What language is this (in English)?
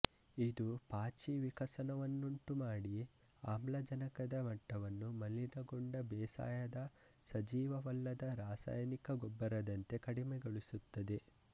Kannada